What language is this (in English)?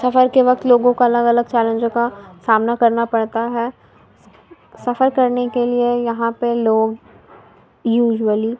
Urdu